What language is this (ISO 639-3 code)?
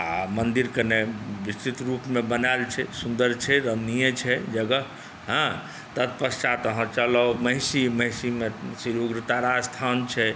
mai